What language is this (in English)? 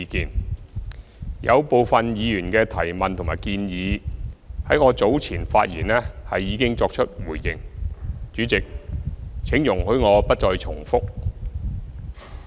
Cantonese